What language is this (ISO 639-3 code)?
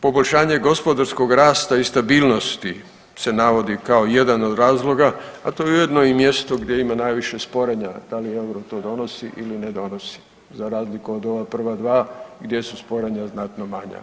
hrv